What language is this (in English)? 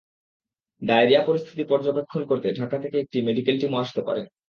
Bangla